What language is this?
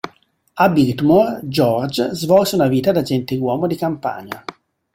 Italian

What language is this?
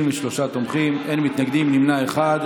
Hebrew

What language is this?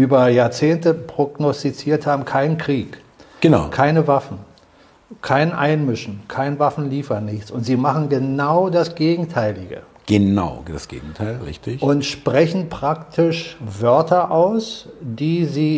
German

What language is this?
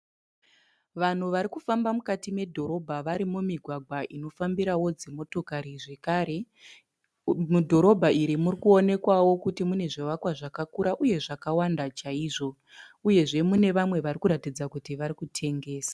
Shona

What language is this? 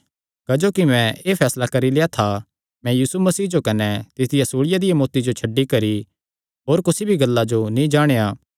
Kangri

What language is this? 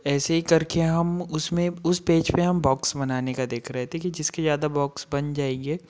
Hindi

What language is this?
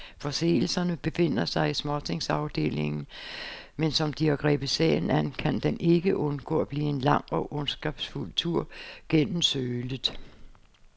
Danish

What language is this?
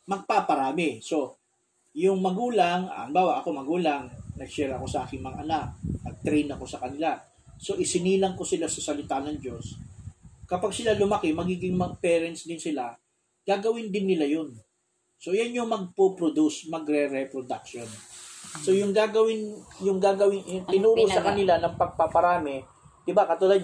Filipino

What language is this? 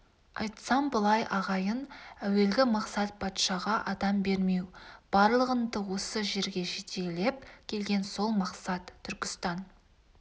Kazakh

